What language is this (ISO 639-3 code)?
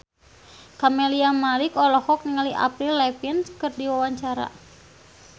sun